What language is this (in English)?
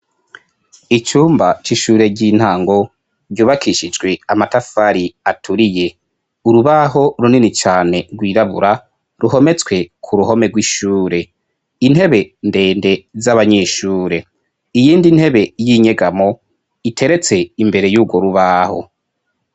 Rundi